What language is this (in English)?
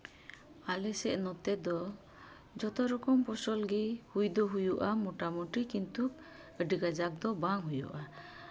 Santali